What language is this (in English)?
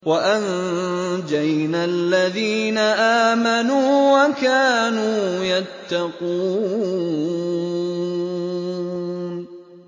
Arabic